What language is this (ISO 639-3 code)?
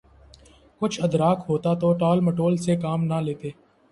urd